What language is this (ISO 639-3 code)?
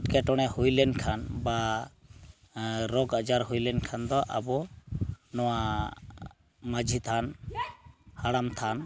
sat